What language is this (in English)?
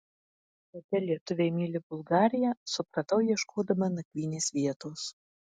Lithuanian